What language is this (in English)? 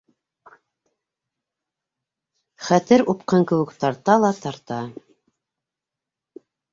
Bashkir